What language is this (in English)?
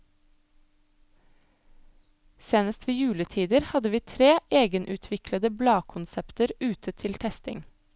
Norwegian